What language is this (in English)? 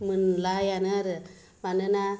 Bodo